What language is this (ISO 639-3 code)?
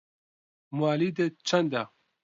ckb